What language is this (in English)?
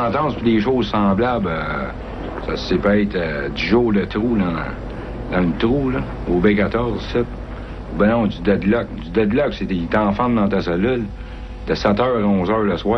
French